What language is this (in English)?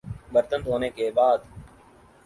Urdu